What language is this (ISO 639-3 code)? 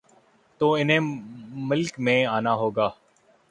urd